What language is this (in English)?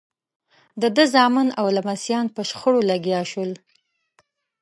Pashto